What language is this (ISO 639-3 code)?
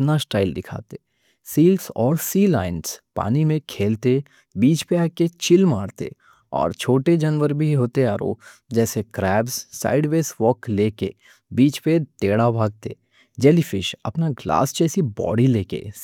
dcc